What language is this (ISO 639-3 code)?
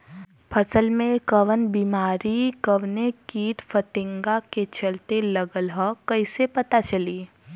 bho